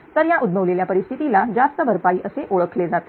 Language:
Marathi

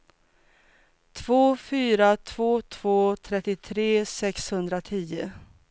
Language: Swedish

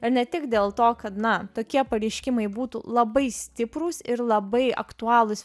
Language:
Lithuanian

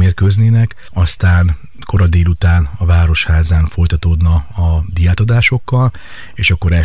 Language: Hungarian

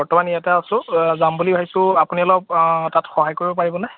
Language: Assamese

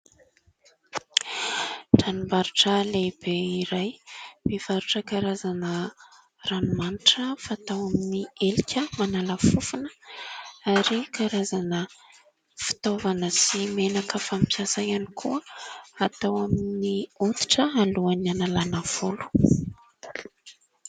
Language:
Malagasy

